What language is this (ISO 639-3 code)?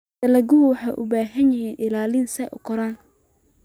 som